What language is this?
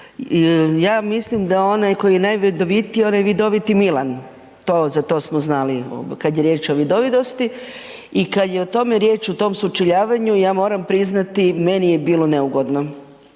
Croatian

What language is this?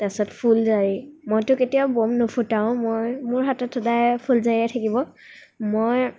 Assamese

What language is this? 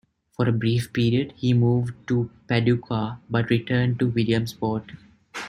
English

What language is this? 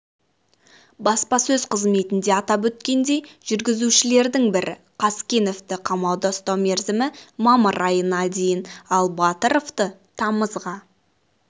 Kazakh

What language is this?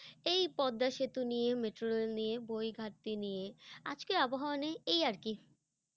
Bangla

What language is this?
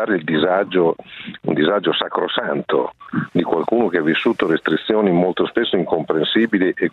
Italian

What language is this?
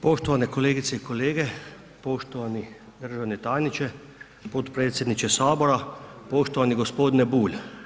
Croatian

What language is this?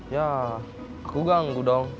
Indonesian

